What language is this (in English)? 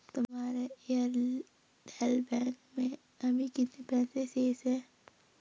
Hindi